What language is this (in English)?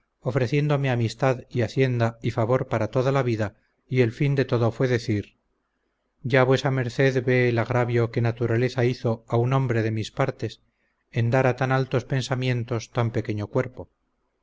Spanish